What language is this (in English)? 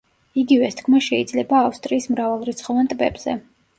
Georgian